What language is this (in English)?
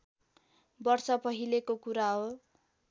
Nepali